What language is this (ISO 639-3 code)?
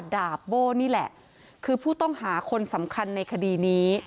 tha